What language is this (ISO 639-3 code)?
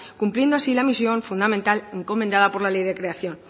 spa